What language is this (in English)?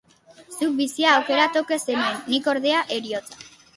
Basque